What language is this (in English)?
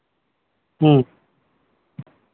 Santali